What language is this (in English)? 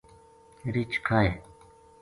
Gujari